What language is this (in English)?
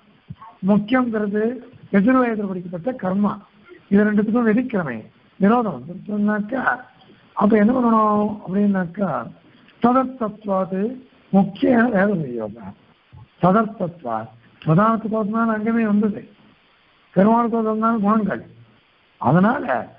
Turkish